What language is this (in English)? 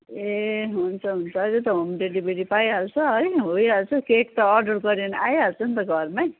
Nepali